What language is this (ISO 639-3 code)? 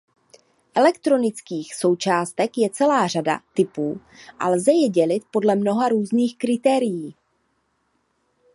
ces